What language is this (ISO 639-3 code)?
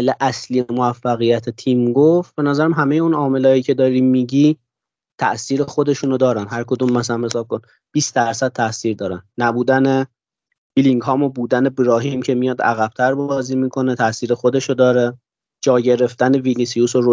fas